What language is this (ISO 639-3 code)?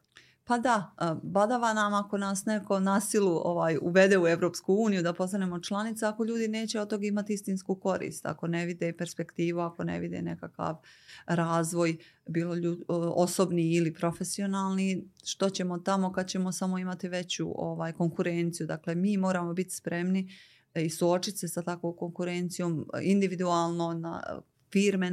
hrv